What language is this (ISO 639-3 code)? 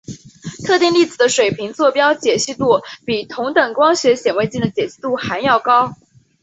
zho